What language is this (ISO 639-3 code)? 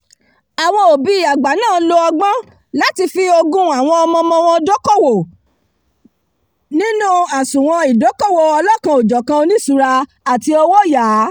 yor